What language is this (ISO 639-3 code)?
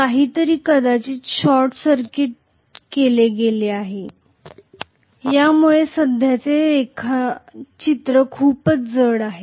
mar